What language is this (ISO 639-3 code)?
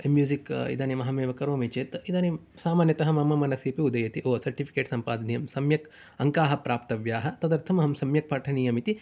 san